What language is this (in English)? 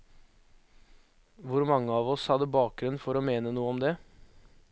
Norwegian